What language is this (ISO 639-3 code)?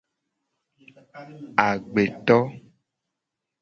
gej